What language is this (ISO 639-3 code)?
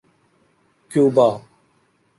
urd